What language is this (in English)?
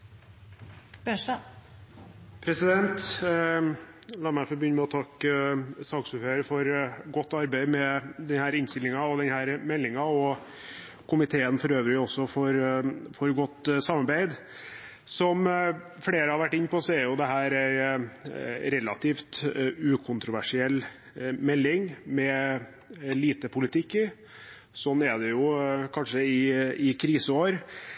Norwegian Bokmål